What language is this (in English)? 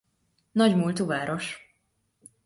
Hungarian